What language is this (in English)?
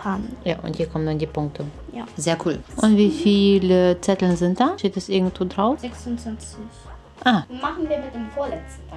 German